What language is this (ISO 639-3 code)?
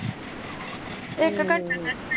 pan